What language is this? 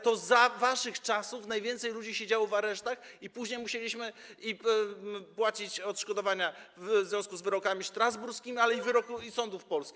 Polish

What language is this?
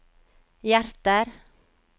Norwegian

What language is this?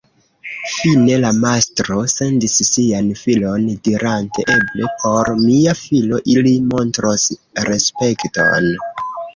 Esperanto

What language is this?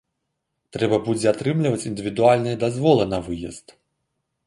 Belarusian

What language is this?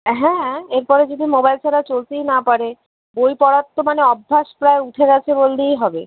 Bangla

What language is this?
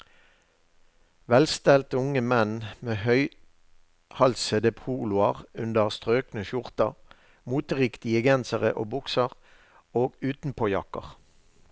Norwegian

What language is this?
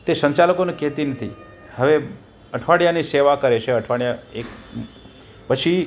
Gujarati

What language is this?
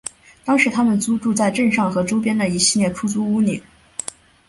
Chinese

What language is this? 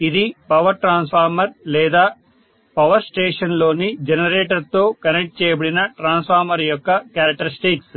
Telugu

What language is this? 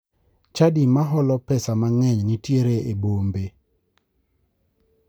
Luo (Kenya and Tanzania)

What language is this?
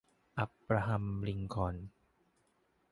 Thai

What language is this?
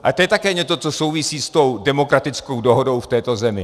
Czech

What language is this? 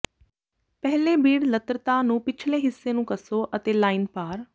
Punjabi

